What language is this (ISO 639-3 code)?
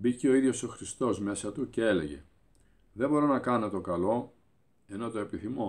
ell